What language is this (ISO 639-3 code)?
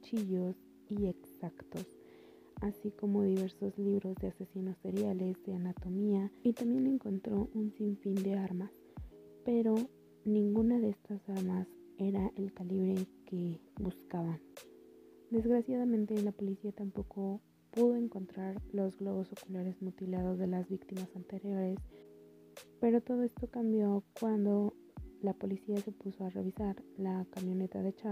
spa